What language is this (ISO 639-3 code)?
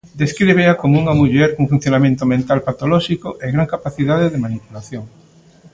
glg